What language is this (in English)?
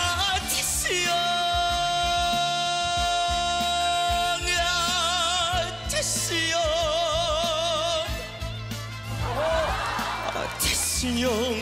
Korean